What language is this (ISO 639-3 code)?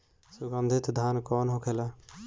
bho